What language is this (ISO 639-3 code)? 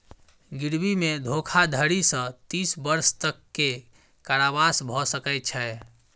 mai